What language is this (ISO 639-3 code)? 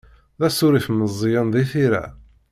kab